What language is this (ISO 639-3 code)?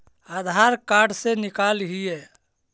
mag